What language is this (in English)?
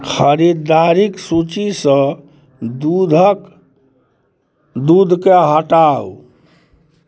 Maithili